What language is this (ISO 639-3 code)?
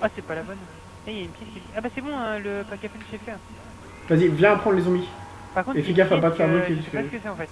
fra